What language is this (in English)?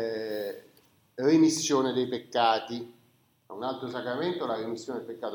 Italian